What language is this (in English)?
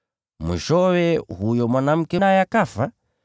Swahili